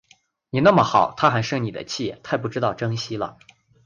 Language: Chinese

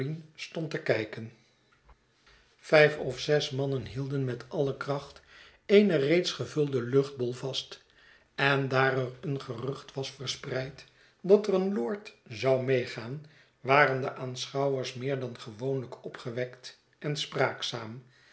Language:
Dutch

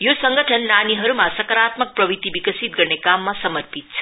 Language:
Nepali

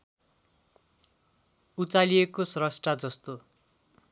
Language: Nepali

